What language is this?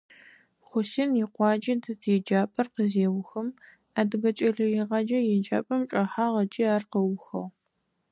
Adyghe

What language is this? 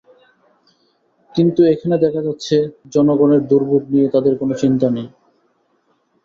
Bangla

